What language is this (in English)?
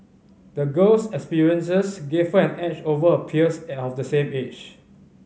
English